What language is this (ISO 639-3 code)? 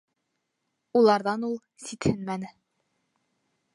bak